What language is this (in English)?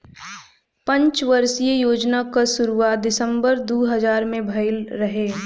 Bhojpuri